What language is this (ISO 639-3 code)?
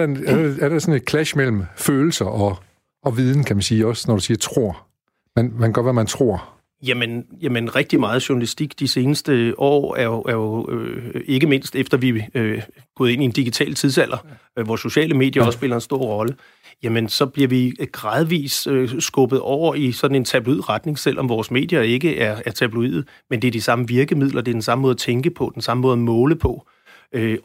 dan